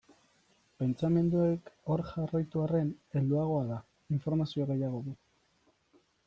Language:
Basque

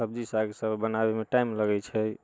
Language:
Maithili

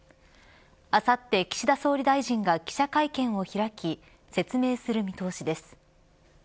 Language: Japanese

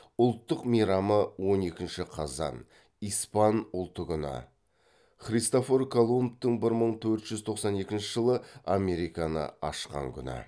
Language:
Kazakh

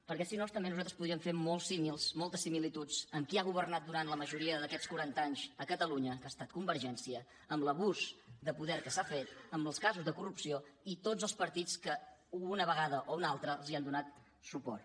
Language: Catalan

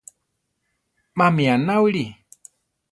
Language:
Central Tarahumara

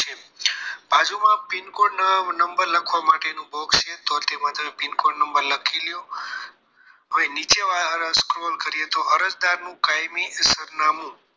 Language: Gujarati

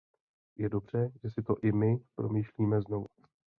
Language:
Czech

